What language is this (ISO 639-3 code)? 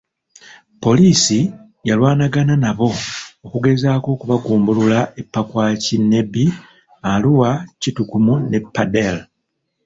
lug